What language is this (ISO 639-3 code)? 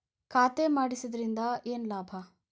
kan